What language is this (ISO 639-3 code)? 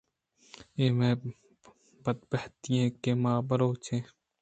bgp